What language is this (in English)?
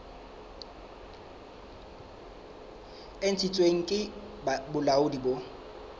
Southern Sotho